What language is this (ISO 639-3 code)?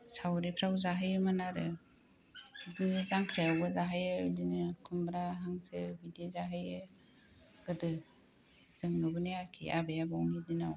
brx